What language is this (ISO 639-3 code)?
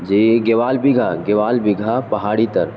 urd